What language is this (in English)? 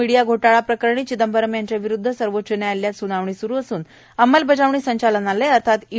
Marathi